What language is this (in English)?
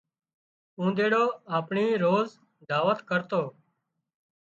Wadiyara Koli